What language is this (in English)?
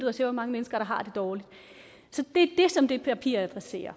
Danish